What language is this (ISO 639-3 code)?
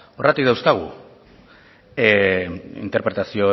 eus